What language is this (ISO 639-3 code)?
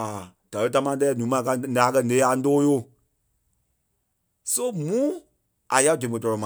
kpe